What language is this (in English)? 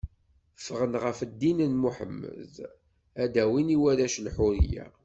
Kabyle